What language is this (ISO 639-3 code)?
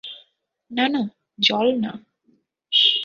ben